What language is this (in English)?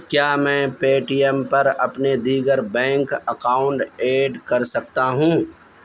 Urdu